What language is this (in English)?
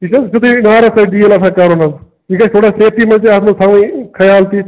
Kashmiri